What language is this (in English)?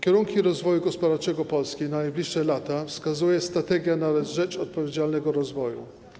Polish